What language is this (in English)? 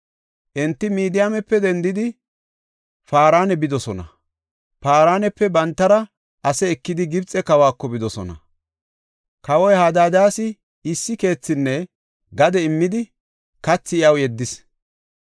Gofa